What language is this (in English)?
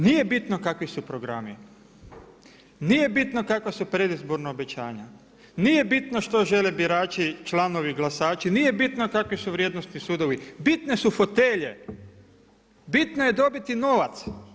Croatian